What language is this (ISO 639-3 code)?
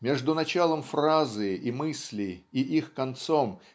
rus